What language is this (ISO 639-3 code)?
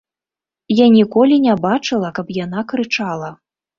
bel